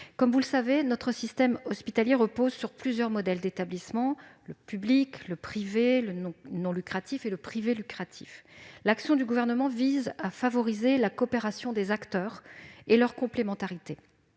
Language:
French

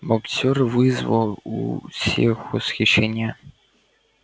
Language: Russian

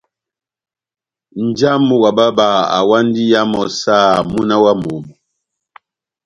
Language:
Batanga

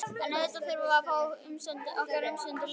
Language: Icelandic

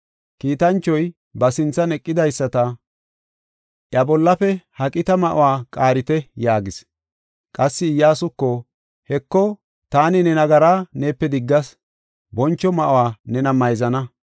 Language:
Gofa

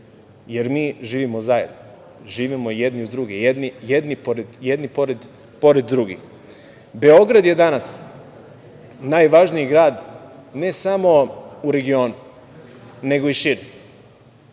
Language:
Serbian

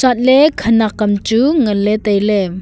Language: Wancho Naga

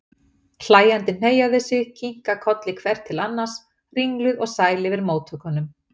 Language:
Icelandic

